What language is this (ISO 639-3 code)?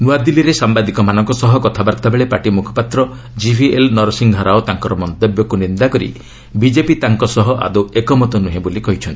ori